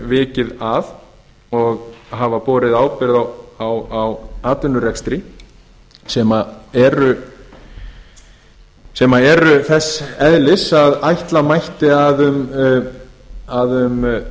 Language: Icelandic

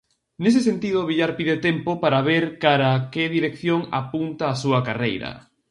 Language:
Galician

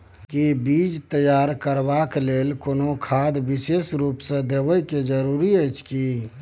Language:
Maithili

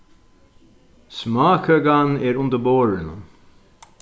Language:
Faroese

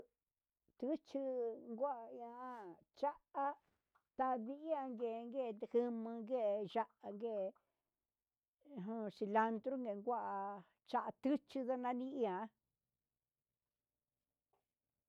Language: Huitepec Mixtec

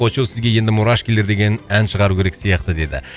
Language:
Kazakh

